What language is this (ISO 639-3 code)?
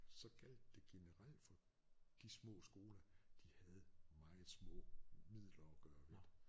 dan